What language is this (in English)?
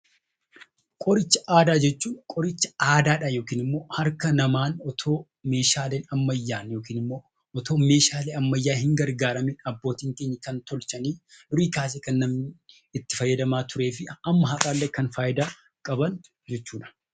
Oromo